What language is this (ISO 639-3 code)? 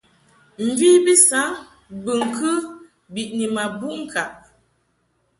mhk